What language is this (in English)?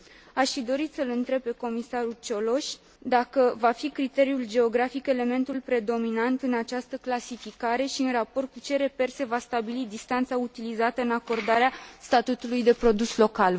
Romanian